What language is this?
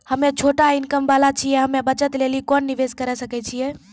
Maithili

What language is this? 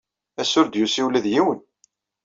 Kabyle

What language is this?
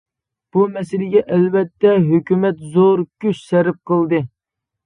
Uyghur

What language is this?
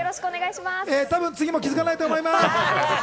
Japanese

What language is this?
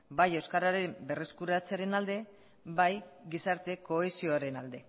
Basque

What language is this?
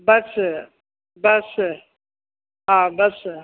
Sindhi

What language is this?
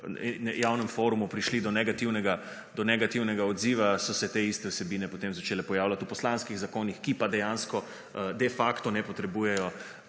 Slovenian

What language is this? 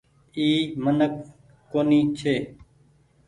Goaria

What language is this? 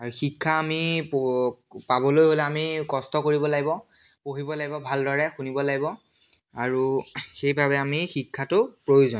Assamese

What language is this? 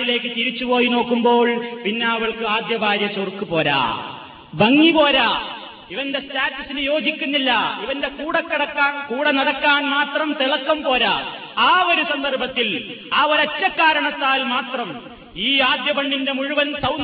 Malayalam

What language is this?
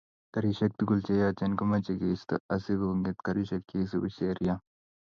Kalenjin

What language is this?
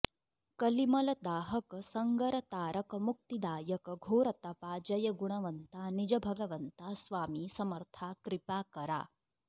Sanskrit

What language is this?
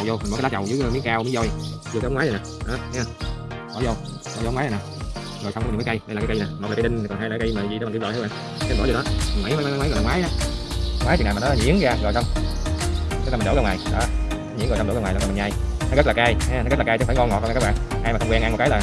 Vietnamese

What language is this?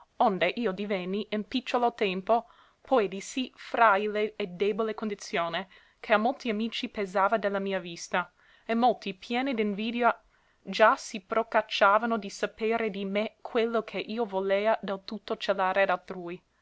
Italian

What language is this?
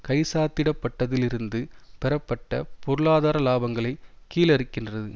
Tamil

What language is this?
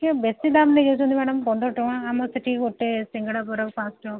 Odia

